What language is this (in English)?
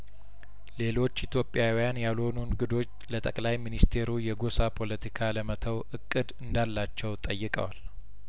Amharic